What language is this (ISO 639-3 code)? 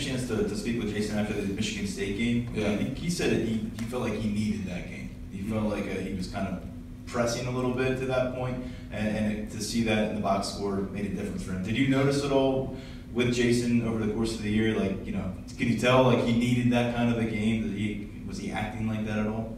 eng